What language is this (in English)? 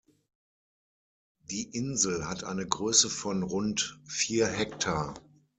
German